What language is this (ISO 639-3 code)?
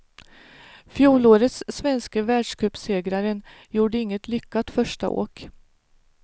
swe